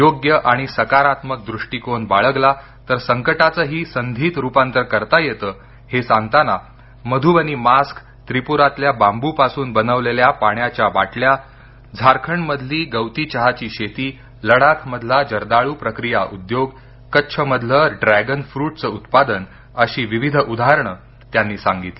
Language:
Marathi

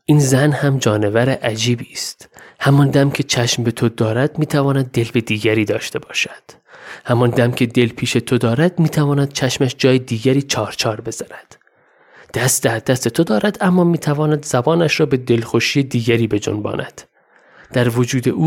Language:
Persian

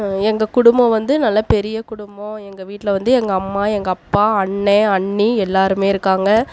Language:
Tamil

